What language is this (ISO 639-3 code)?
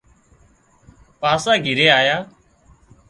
kxp